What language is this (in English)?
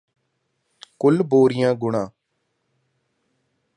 Punjabi